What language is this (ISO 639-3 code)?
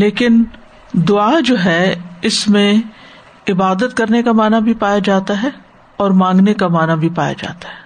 urd